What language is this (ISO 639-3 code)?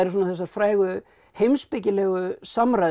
isl